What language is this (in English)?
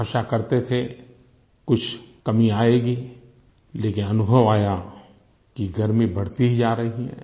Hindi